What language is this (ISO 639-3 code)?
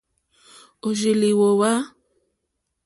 bri